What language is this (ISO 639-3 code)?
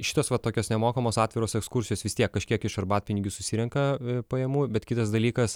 lit